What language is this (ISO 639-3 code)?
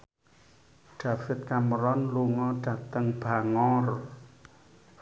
jav